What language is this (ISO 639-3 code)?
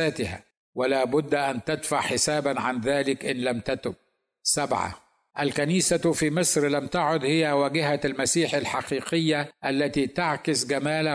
ara